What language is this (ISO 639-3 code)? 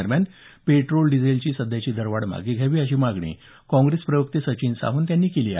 mar